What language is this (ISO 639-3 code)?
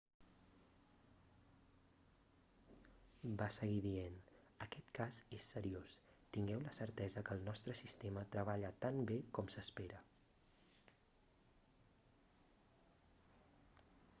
cat